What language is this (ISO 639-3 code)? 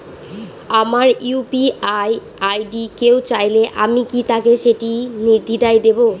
ben